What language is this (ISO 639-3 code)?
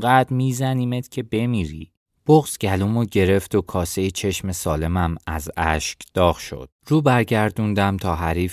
fas